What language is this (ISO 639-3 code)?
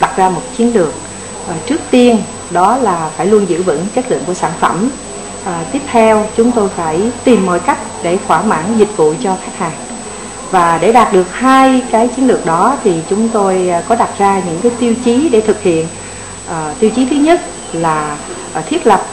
vie